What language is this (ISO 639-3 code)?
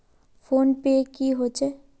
mag